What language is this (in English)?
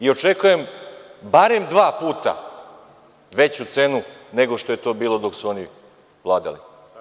Serbian